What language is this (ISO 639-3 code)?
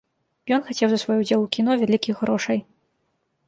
bel